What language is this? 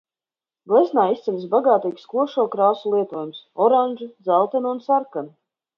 Latvian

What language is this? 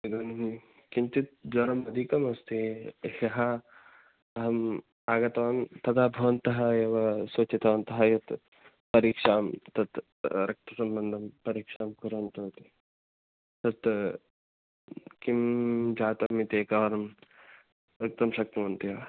Sanskrit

